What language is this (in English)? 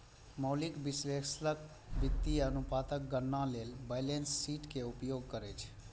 Maithili